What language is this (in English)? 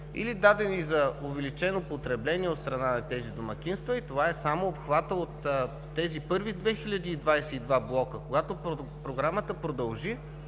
Bulgarian